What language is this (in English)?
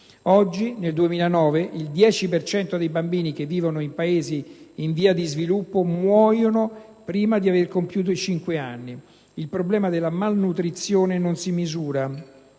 Italian